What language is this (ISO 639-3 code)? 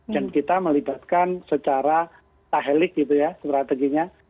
ind